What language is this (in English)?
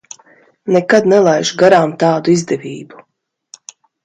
Latvian